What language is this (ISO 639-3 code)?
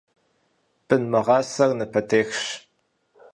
kbd